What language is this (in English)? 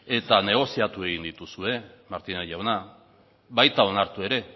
Basque